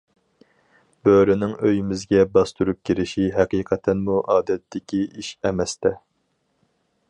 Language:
Uyghur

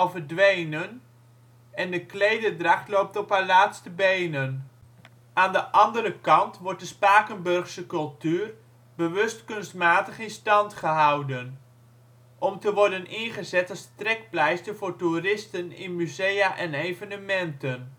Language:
Dutch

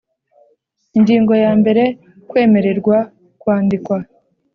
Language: Kinyarwanda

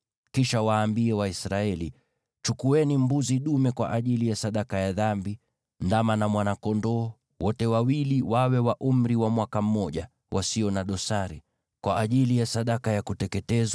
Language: Swahili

